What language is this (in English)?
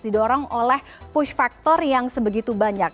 Indonesian